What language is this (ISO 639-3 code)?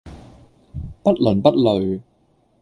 yue